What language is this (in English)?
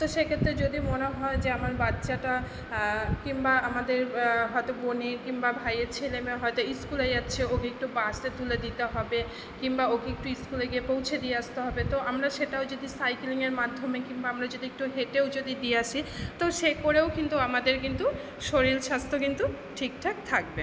Bangla